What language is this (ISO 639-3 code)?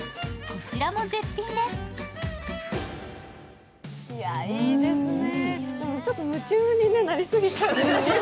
jpn